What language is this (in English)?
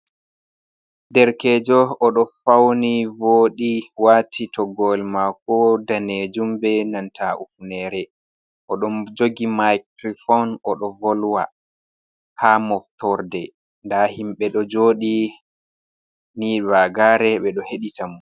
Fula